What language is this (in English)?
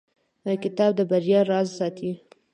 Pashto